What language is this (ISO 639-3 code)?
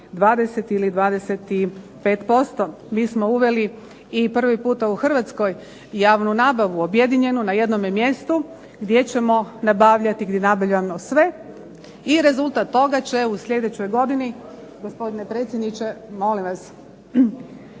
hrv